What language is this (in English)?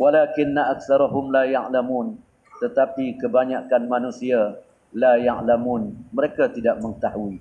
Malay